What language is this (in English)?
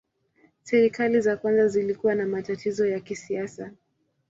Swahili